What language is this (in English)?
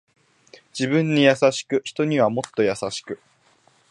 Japanese